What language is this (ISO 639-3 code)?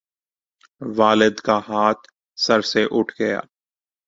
urd